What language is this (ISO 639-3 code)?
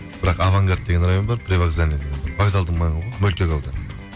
kaz